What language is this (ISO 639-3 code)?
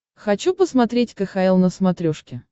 rus